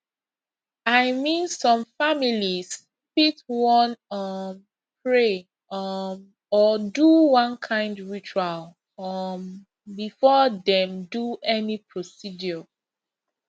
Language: Nigerian Pidgin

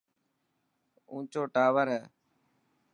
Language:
Dhatki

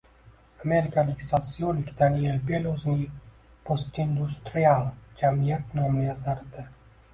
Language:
Uzbek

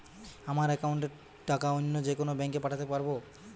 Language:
Bangla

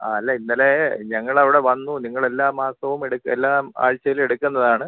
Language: Malayalam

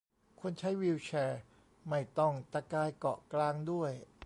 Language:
Thai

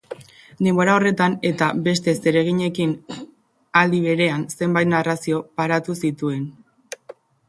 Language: Basque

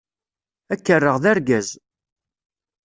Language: Kabyle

